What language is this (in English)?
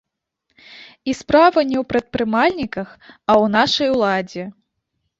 Belarusian